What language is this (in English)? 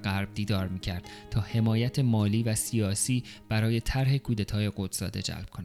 Persian